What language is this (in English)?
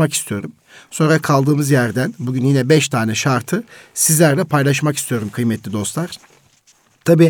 Turkish